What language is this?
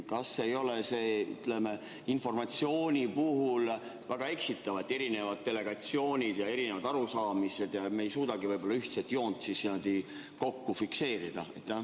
Estonian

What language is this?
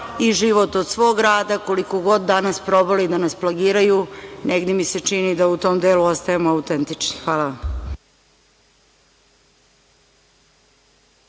Serbian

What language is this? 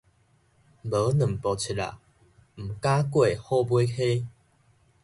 Min Nan Chinese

